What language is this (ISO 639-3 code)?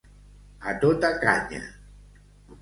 cat